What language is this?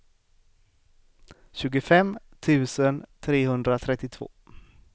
Swedish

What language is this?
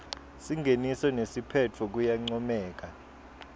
Swati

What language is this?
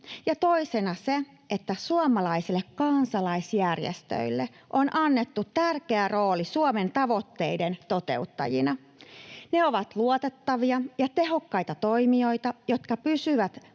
Finnish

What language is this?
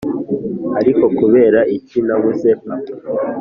Kinyarwanda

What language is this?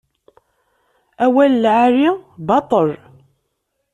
Kabyle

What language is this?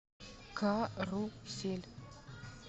Russian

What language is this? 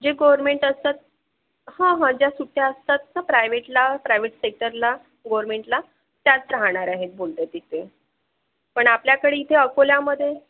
Marathi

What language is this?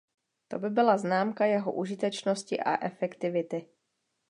Czech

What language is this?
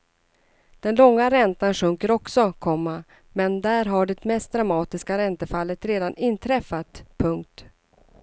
Swedish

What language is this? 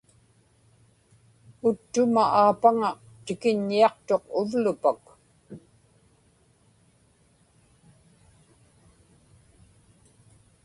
Inupiaq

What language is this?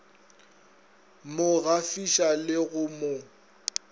Northern Sotho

